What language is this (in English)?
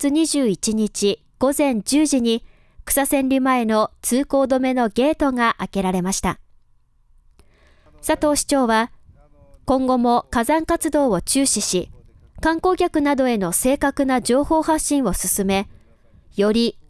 Japanese